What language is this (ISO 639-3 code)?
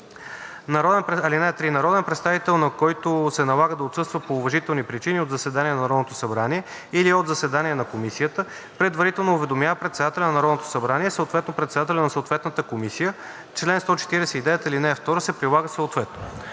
bul